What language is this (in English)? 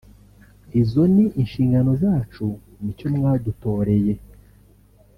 Kinyarwanda